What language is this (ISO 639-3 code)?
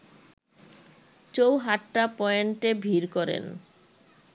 ben